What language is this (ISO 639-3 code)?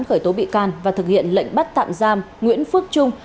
vie